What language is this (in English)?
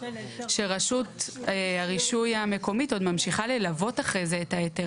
Hebrew